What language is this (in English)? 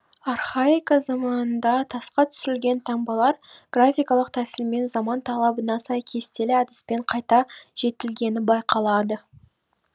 Kazakh